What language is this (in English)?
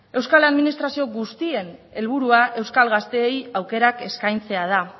Basque